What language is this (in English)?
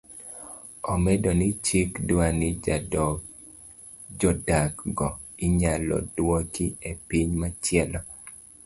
Luo (Kenya and Tanzania)